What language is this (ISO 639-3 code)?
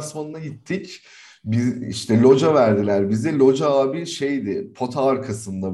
tur